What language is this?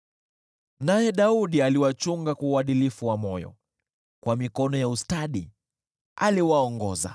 Swahili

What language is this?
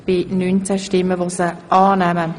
Swiss German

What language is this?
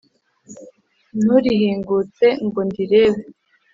Kinyarwanda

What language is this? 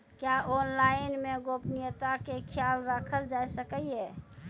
Maithili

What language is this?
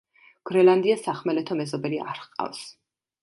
Georgian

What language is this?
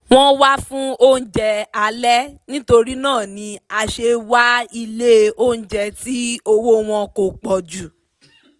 Yoruba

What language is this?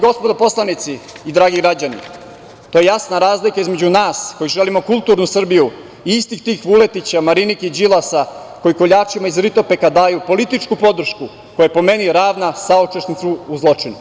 Serbian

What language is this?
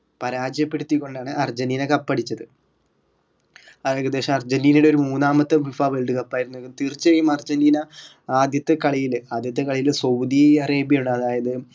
Malayalam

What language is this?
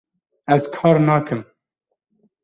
Kurdish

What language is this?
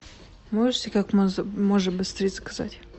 Russian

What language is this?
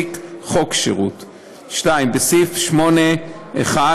Hebrew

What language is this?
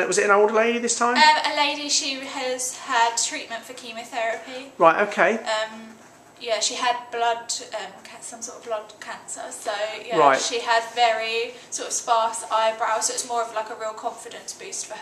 English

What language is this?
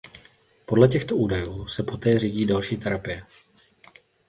Czech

